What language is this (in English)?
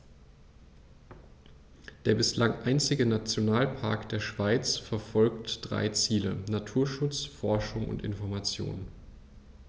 German